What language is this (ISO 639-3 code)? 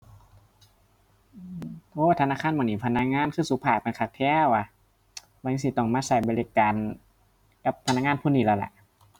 tha